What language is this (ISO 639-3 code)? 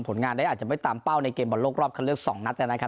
tha